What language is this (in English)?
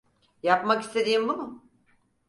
Turkish